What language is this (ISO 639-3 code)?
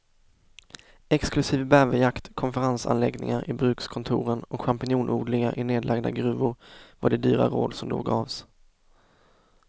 swe